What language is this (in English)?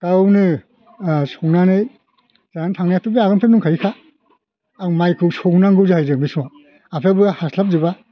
Bodo